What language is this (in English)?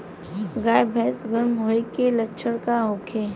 Bhojpuri